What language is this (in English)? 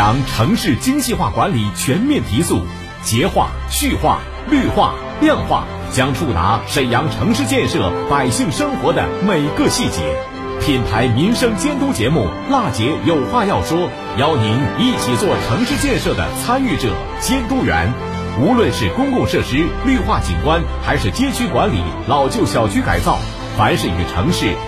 Chinese